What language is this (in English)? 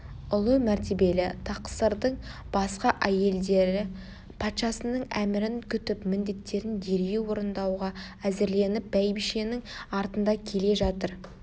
Kazakh